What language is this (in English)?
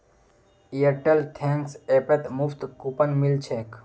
Magahi